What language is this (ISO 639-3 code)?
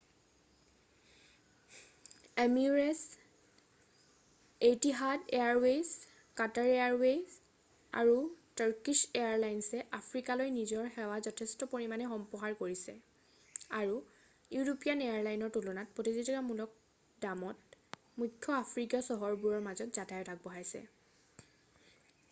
asm